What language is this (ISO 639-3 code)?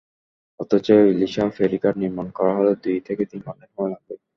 ben